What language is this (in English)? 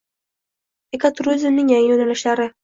Uzbek